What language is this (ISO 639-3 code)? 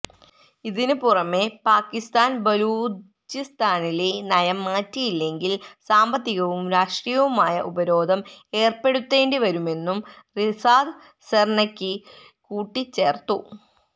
mal